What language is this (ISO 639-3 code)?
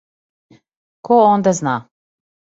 srp